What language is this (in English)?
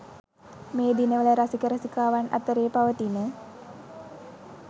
Sinhala